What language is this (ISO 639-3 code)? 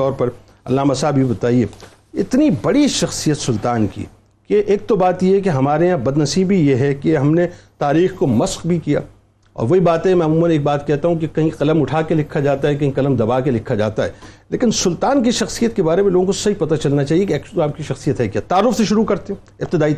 urd